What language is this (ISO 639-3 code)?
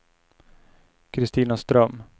swe